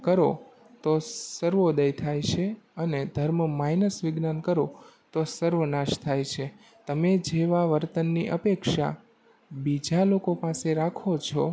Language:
Gujarati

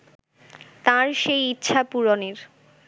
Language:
Bangla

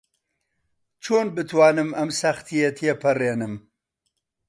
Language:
Central Kurdish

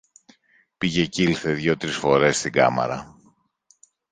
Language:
Greek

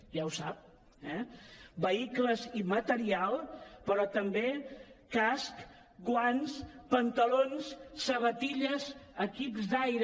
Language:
Catalan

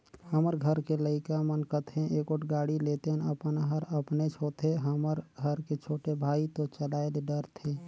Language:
Chhattisgarhi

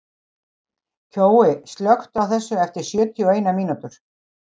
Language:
Icelandic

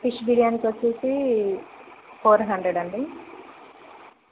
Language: Telugu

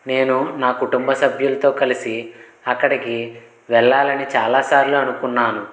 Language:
Telugu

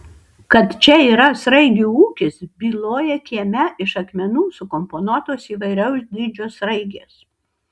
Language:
Lithuanian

